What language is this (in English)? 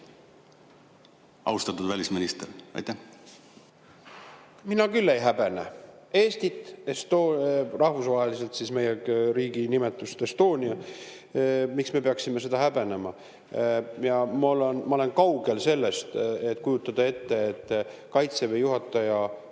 Estonian